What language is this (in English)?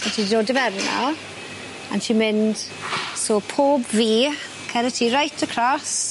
Welsh